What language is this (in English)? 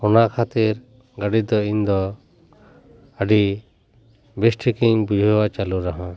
Santali